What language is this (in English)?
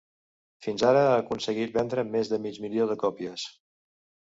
Catalan